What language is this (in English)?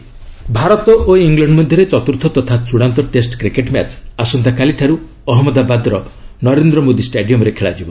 Odia